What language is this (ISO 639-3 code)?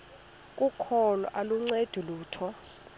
xho